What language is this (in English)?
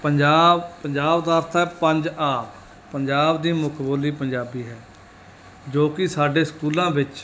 Punjabi